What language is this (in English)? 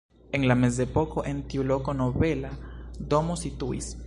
Esperanto